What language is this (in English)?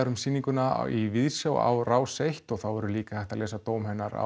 Icelandic